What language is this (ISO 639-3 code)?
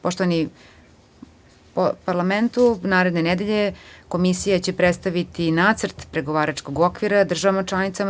srp